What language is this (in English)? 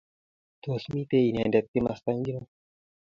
Kalenjin